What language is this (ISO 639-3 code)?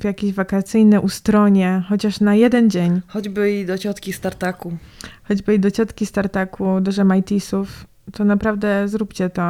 pol